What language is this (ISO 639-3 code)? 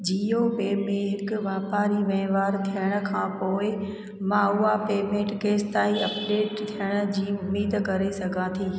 snd